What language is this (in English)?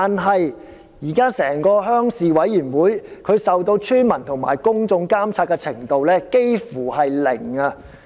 Cantonese